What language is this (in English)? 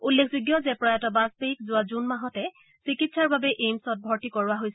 Assamese